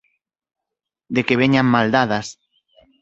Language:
Galician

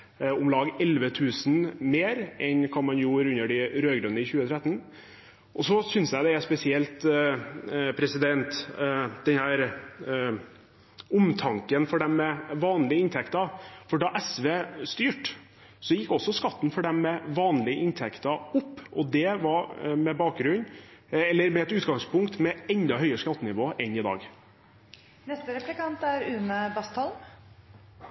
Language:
Norwegian Bokmål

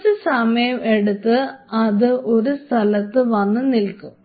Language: Malayalam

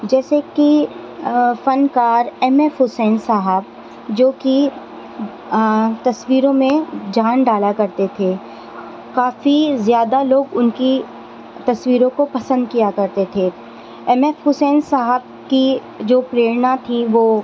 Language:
Urdu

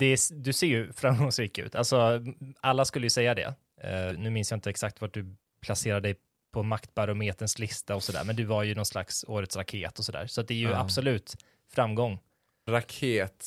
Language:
Swedish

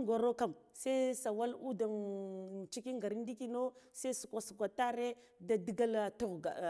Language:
Guduf-Gava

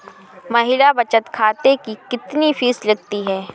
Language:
Hindi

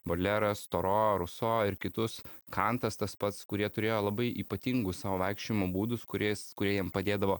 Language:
Lithuanian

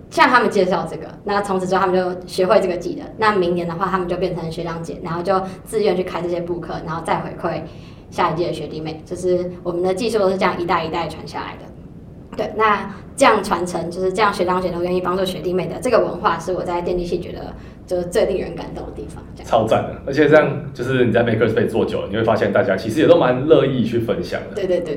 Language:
Chinese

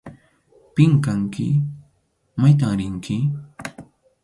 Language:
Arequipa-La Unión Quechua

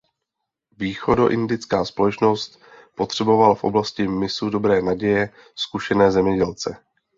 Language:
Czech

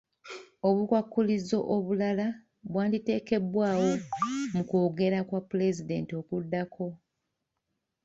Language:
Ganda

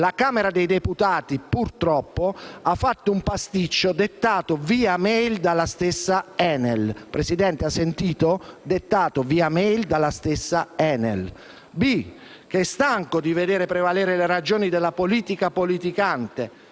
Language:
Italian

